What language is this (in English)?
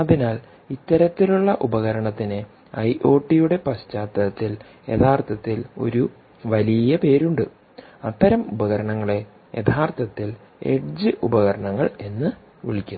Malayalam